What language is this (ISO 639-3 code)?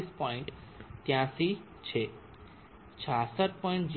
guj